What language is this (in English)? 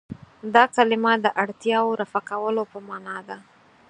Pashto